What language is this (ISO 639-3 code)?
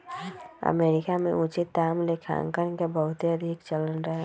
mag